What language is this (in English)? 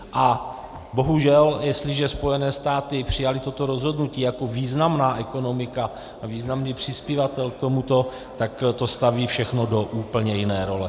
Czech